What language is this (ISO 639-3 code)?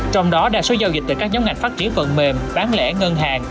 vie